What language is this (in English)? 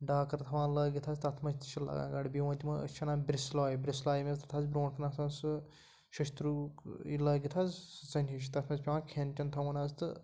Kashmiri